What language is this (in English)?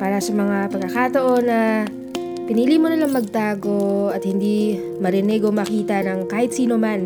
Filipino